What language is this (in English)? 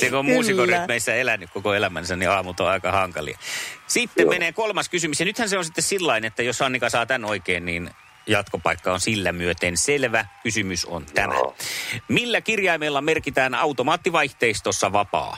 Finnish